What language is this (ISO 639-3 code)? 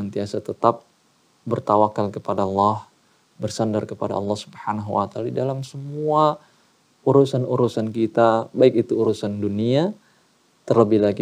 ind